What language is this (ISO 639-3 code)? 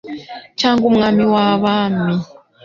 kin